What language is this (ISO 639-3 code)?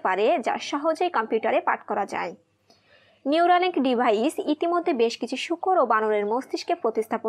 ron